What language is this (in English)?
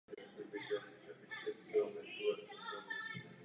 Czech